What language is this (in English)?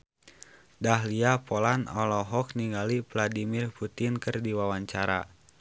Sundanese